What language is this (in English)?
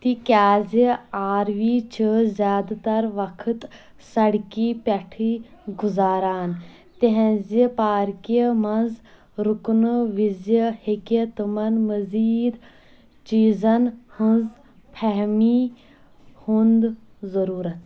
Kashmiri